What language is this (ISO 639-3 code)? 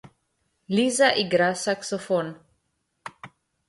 slv